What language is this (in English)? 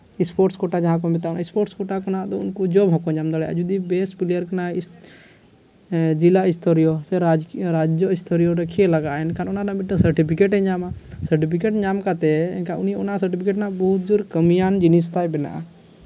Santali